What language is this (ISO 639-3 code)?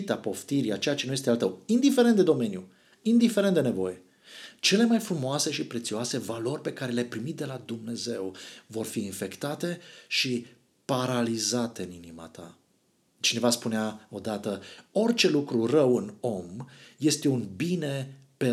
ron